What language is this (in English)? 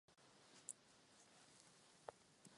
Czech